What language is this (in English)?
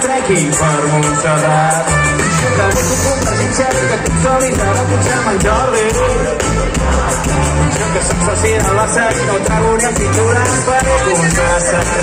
Spanish